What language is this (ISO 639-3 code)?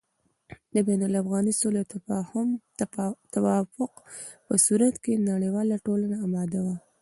pus